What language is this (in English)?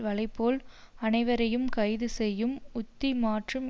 Tamil